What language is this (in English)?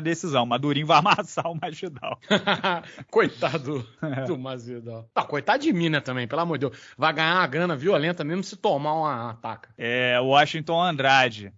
Portuguese